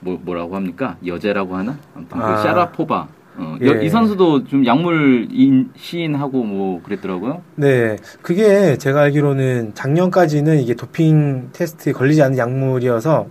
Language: Korean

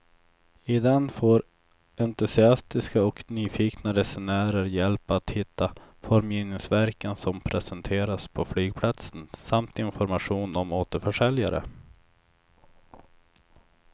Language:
Swedish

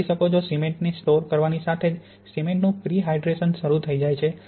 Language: Gujarati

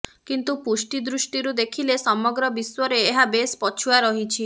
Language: Odia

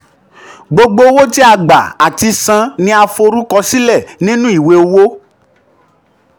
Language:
Yoruba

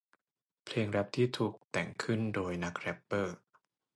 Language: Thai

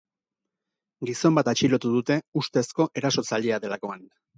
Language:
Basque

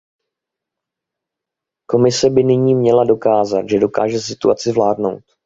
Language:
Czech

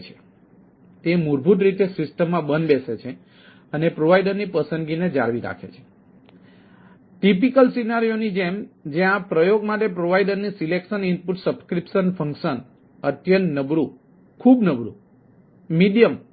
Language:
Gujarati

